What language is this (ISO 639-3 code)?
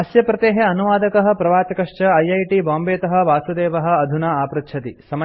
san